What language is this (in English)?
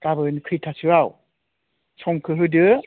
Bodo